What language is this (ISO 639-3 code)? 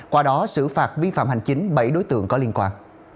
vie